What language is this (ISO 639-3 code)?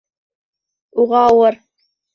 bak